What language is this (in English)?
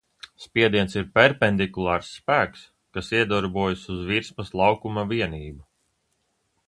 Latvian